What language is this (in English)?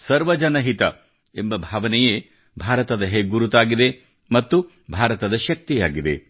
Kannada